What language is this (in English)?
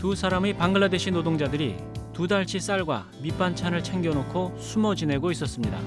Korean